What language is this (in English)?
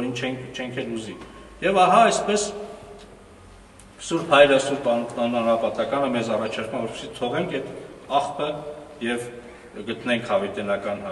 Romanian